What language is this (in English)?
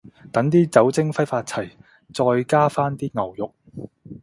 Cantonese